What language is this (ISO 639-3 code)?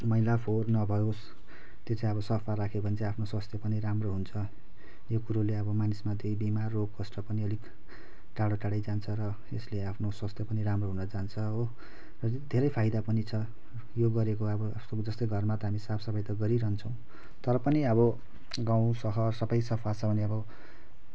nep